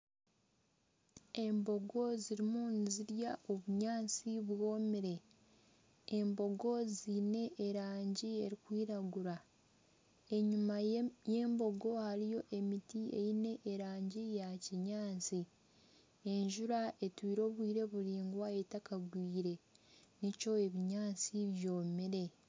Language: Nyankole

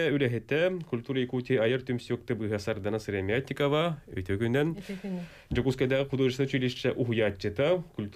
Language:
Turkish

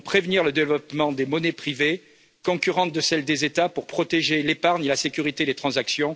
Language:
French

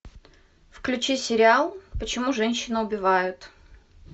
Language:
Russian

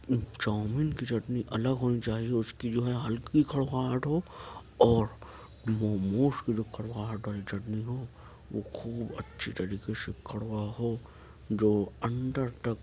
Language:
Urdu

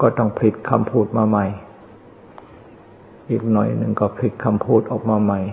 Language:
Thai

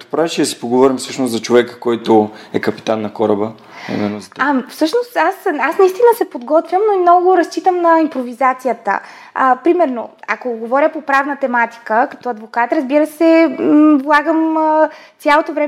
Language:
Bulgarian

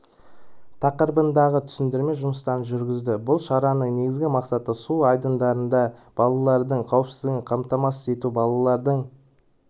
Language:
Kazakh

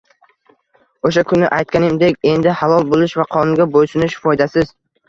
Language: Uzbek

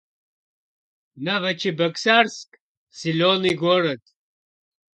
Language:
Russian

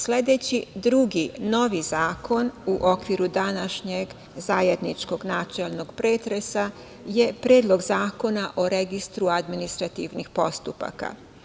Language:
Serbian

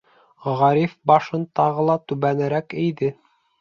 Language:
Bashkir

